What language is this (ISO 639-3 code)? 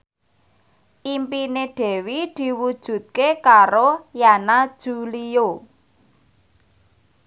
jav